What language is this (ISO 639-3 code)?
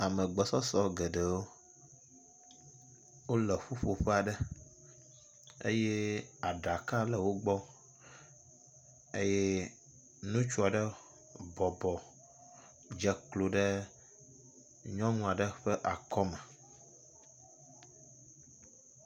ewe